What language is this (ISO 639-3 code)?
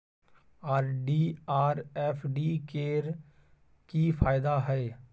mai